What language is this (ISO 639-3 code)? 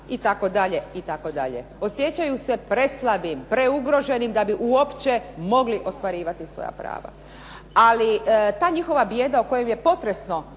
hrv